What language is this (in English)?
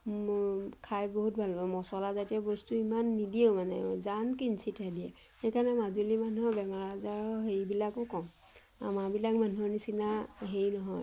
Assamese